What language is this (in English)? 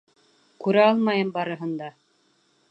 Bashkir